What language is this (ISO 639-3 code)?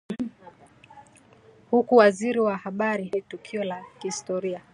swa